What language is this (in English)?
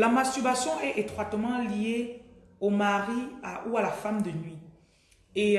French